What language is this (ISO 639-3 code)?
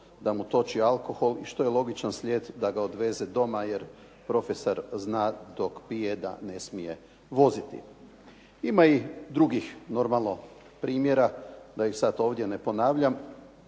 hrv